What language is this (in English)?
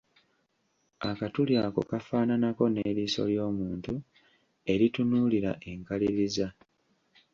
Ganda